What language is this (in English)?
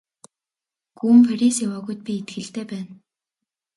Mongolian